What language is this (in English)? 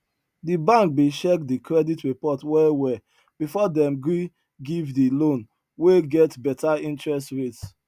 Nigerian Pidgin